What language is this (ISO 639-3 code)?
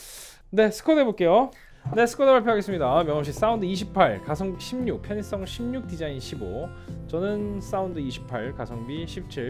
kor